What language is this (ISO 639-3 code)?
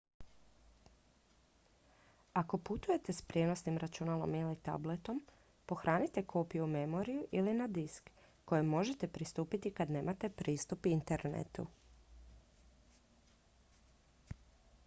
hrv